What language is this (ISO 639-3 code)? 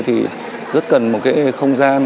vie